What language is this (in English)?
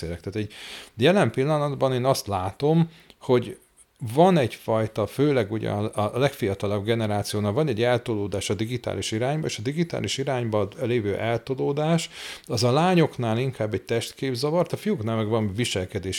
Hungarian